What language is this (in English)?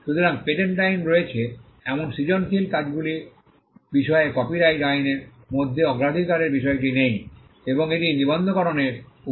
Bangla